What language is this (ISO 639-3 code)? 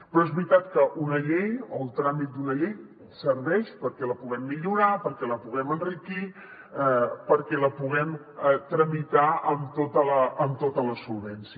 cat